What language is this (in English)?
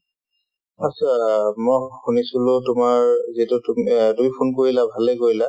Assamese